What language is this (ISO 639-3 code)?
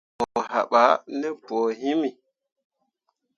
mua